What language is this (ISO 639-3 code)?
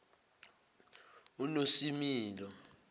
zul